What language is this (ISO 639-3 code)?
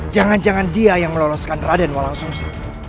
ind